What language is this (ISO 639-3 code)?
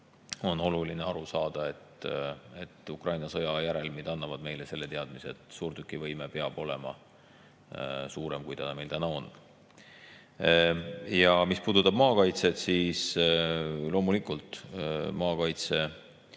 est